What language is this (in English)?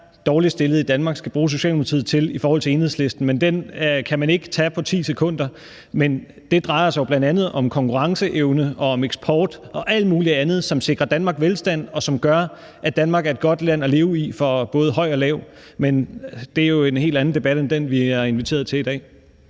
Danish